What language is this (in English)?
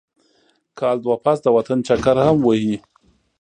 Pashto